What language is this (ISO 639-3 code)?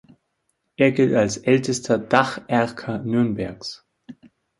deu